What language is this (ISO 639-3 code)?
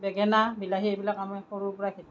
asm